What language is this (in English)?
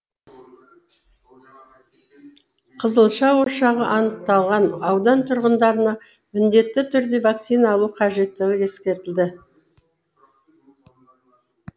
Kazakh